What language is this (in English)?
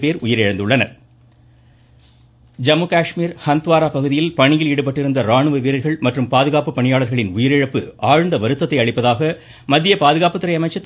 Tamil